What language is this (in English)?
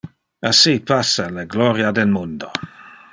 Interlingua